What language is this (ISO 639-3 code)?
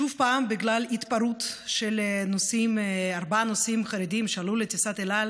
heb